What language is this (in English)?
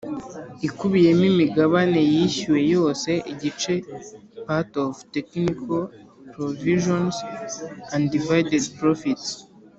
Kinyarwanda